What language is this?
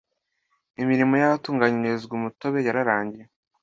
Kinyarwanda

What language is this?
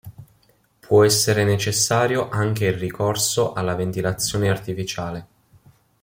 Italian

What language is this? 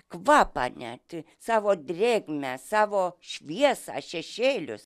Lithuanian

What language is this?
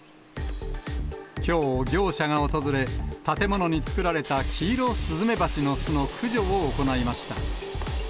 Japanese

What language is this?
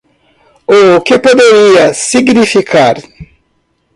Portuguese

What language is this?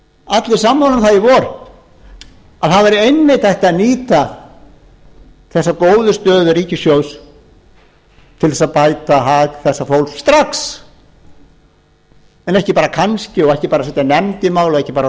Icelandic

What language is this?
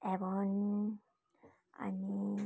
Nepali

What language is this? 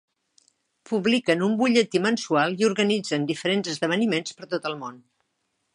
Catalan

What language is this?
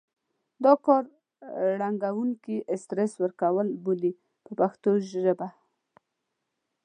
Pashto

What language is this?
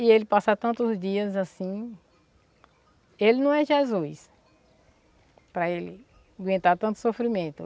Portuguese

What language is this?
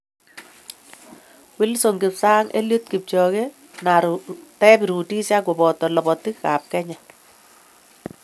Kalenjin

